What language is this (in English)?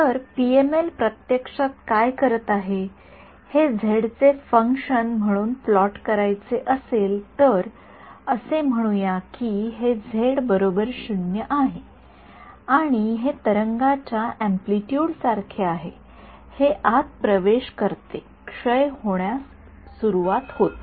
Marathi